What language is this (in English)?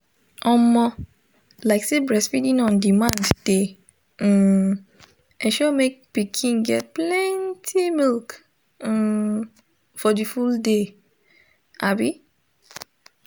Nigerian Pidgin